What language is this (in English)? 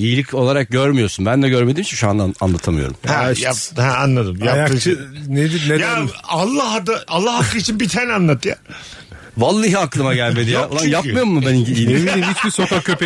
Turkish